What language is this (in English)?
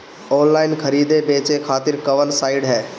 Bhojpuri